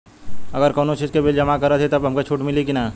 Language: Bhojpuri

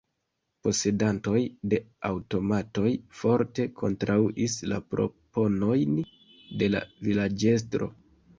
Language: Esperanto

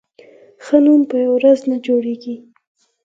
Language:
Pashto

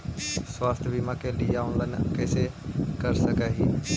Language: Magahi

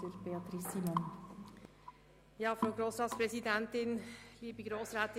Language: Swiss German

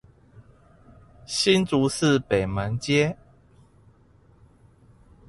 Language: Chinese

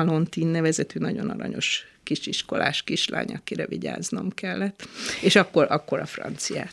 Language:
Hungarian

